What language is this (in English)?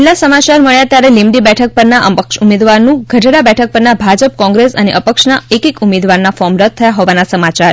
Gujarati